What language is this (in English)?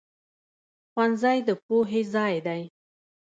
Pashto